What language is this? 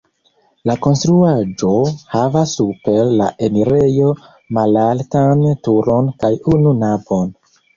Esperanto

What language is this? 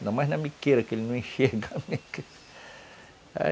Portuguese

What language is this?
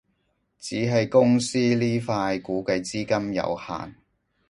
Cantonese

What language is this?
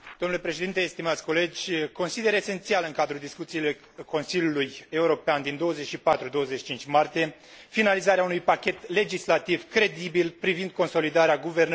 Romanian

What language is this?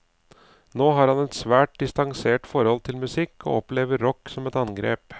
Norwegian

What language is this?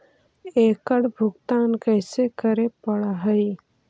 Magahi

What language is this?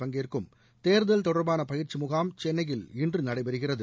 Tamil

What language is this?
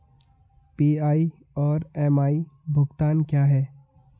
Hindi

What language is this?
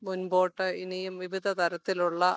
Malayalam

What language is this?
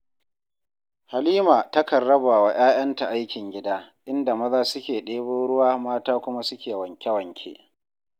Hausa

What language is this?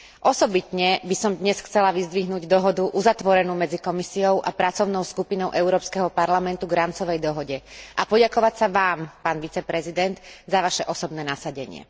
Slovak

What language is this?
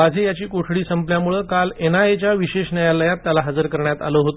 Marathi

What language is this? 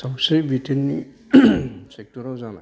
Bodo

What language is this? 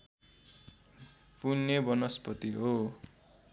Nepali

